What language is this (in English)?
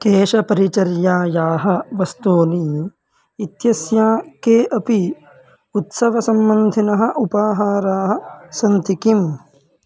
Sanskrit